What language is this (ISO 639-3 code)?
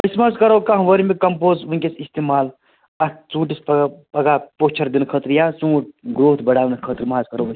kas